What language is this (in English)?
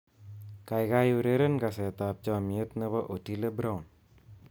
Kalenjin